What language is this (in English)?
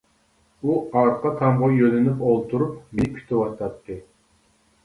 Uyghur